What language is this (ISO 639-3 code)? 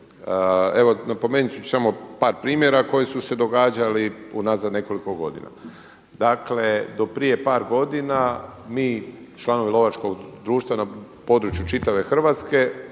hrv